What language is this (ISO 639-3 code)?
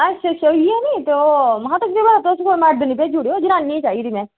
doi